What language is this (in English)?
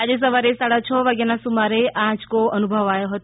Gujarati